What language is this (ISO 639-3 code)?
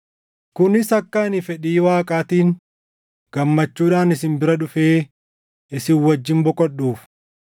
orm